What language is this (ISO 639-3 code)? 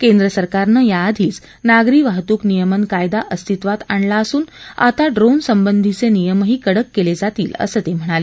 mar